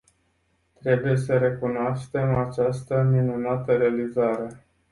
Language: Romanian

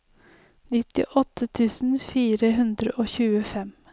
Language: Norwegian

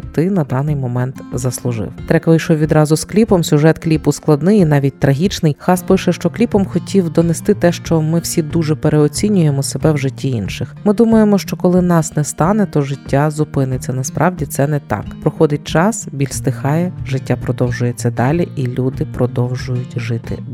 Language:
Ukrainian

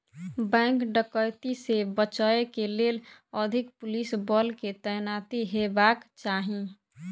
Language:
Maithili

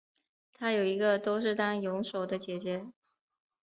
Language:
Chinese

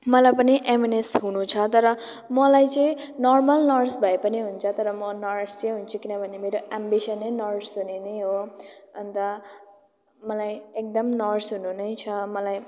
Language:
Nepali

